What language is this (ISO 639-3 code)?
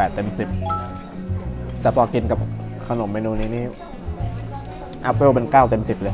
tha